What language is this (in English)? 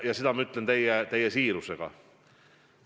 Estonian